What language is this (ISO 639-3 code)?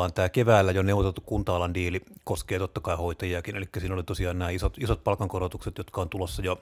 fin